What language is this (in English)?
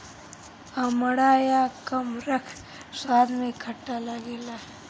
Bhojpuri